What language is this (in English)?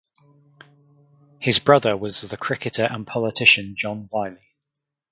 English